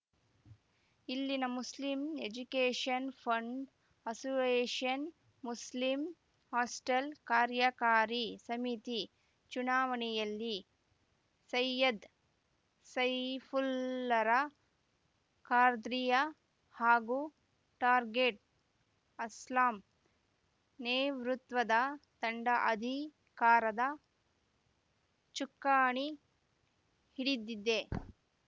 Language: Kannada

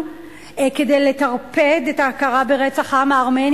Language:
Hebrew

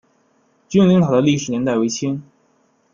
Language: Chinese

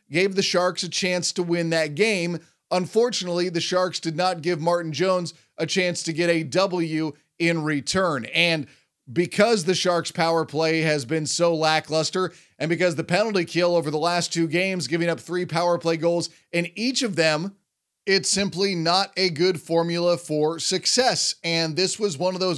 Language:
English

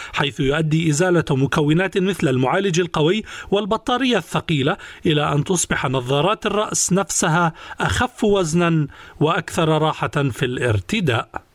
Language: Arabic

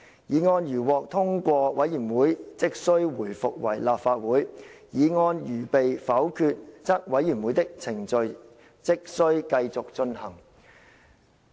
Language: Cantonese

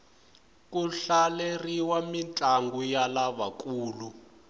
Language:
Tsonga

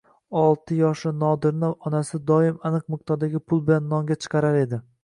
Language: Uzbek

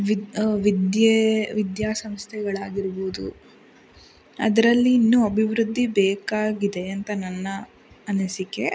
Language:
Kannada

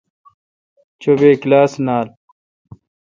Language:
Kalkoti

